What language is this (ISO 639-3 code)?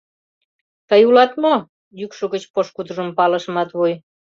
chm